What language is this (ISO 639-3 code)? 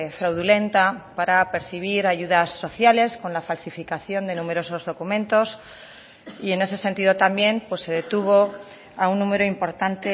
spa